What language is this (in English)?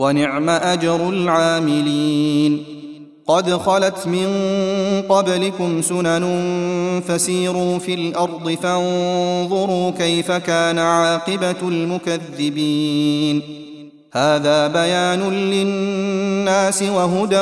Arabic